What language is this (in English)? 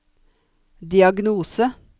Norwegian